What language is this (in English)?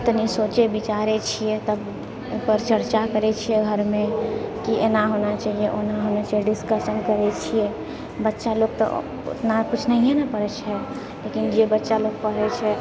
Maithili